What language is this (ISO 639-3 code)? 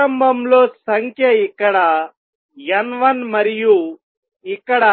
tel